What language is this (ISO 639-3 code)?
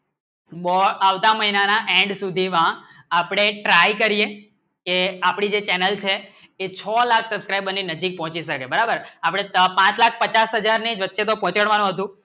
guj